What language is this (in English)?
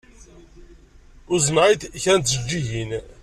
Kabyle